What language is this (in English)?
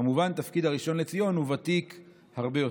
Hebrew